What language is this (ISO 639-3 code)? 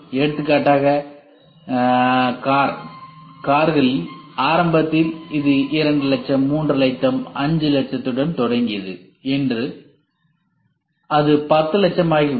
tam